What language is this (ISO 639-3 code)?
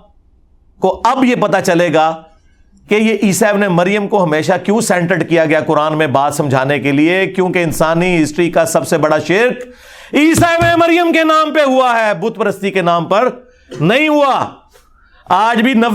urd